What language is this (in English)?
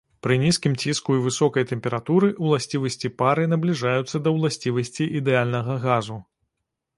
Belarusian